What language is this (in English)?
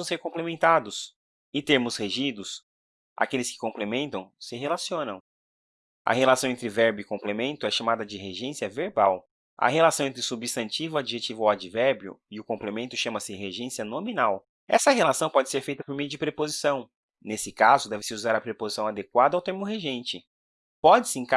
Portuguese